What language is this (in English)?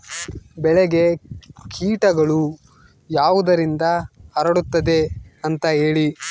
Kannada